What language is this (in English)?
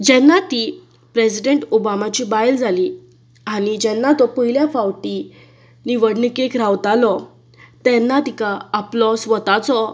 Konkani